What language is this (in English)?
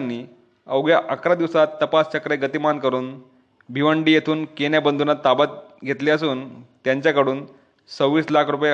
Marathi